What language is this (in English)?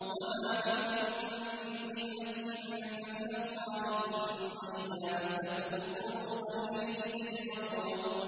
Arabic